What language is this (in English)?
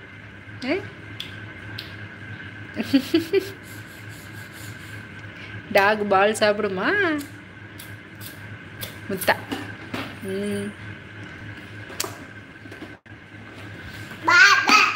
Tamil